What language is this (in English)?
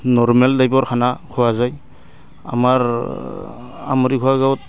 Assamese